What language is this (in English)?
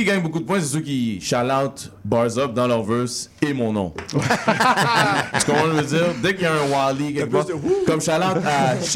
French